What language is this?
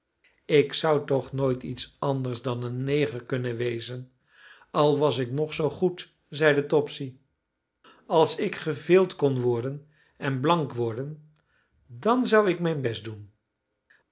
Dutch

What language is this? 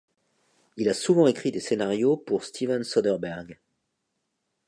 French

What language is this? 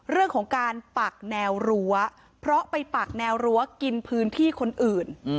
Thai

